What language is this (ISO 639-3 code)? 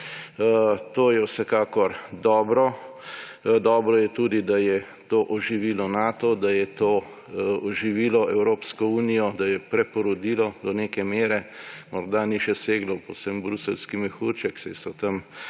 slv